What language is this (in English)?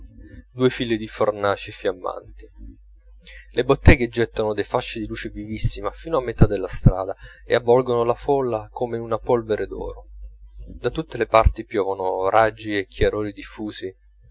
Italian